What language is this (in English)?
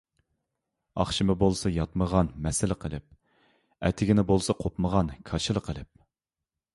Uyghur